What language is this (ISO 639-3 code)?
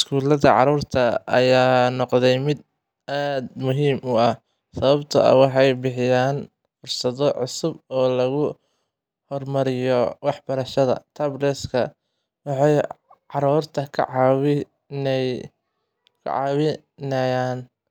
som